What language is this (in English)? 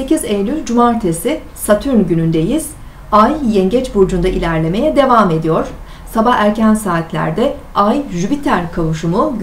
Turkish